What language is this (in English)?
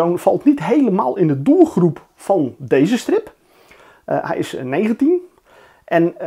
Dutch